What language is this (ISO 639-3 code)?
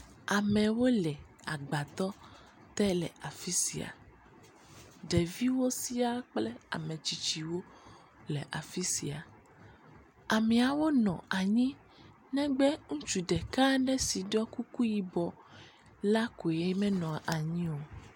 ewe